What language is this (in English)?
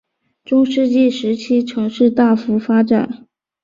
Chinese